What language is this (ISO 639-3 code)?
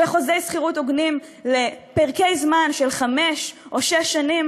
heb